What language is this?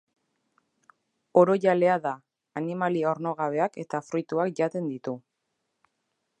Basque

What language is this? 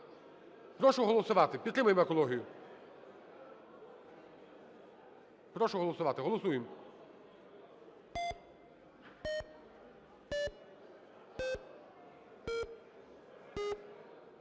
Ukrainian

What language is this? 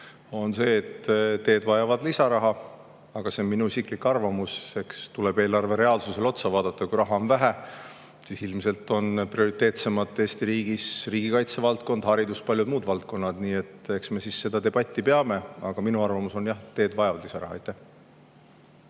Estonian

